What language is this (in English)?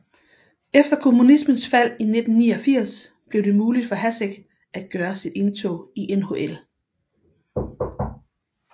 Danish